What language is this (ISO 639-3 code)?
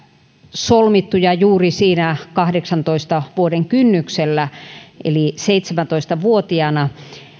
fin